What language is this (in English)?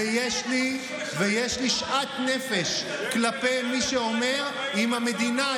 Hebrew